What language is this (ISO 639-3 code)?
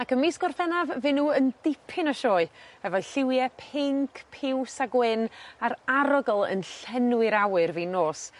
cym